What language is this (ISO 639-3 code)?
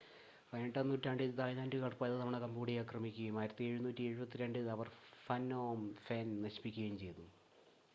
mal